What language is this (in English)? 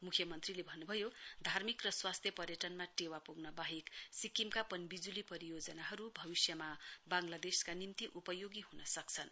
Nepali